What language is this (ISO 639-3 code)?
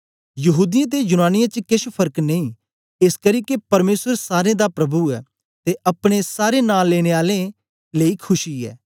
doi